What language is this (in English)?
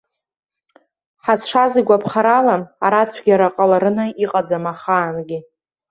Abkhazian